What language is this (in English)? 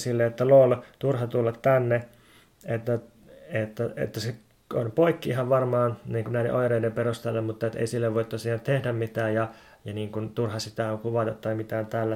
Finnish